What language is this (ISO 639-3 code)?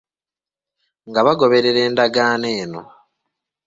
lug